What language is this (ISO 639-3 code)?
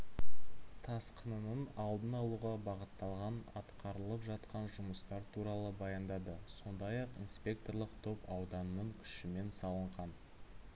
kaz